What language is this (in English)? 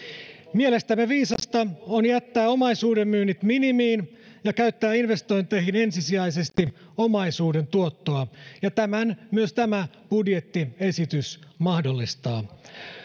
Finnish